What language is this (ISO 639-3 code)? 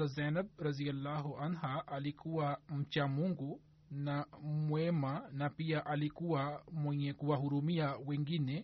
swa